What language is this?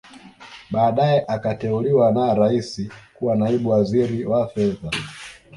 Swahili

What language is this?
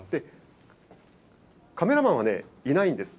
Japanese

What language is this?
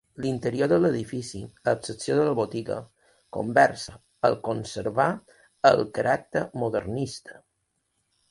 Catalan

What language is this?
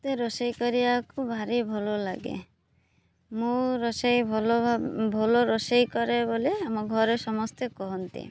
Odia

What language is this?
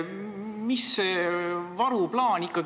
Estonian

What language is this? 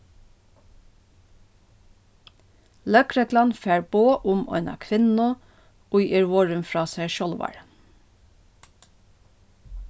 Faroese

